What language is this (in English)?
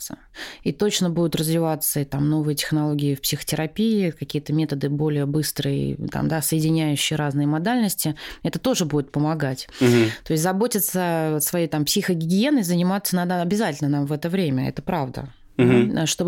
Russian